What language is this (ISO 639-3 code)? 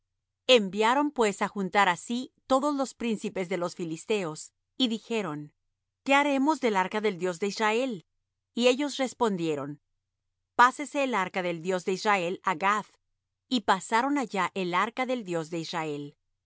spa